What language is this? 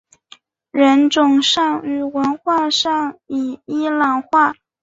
Chinese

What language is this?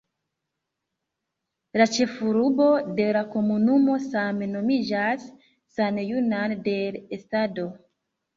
Esperanto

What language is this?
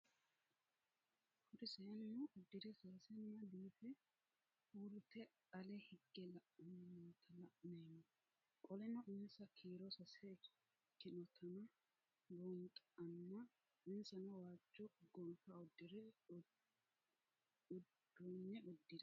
Sidamo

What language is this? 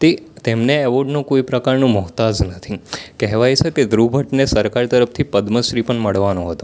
Gujarati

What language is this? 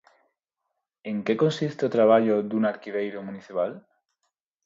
Galician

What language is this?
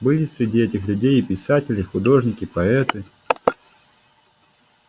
Russian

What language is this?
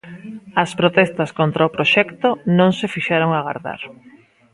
Galician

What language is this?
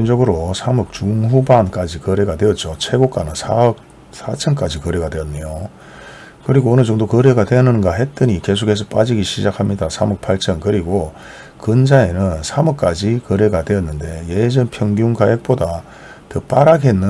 Korean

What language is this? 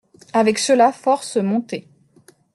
French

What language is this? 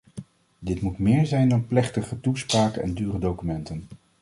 Dutch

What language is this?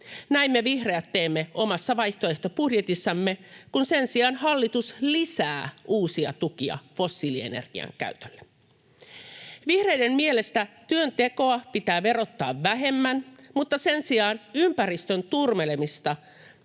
Finnish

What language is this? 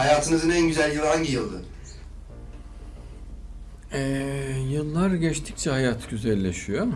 Turkish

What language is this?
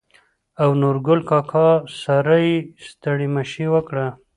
Pashto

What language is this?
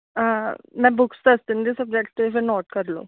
Punjabi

